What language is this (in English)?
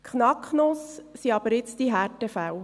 Swiss German